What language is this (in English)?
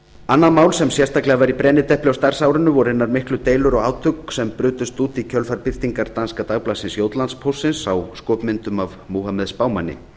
Icelandic